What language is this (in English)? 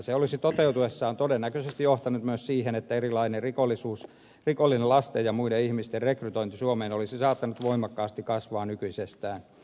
Finnish